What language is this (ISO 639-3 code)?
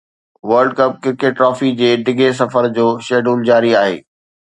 snd